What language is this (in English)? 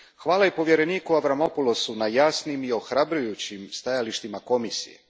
Croatian